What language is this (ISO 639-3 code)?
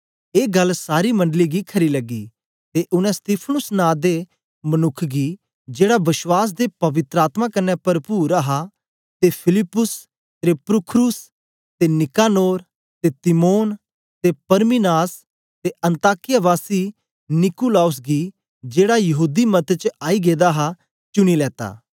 doi